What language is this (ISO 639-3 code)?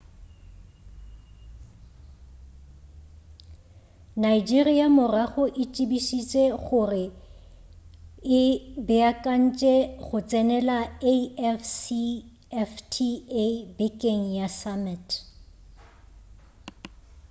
nso